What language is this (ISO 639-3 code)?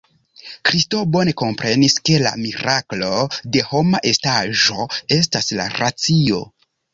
epo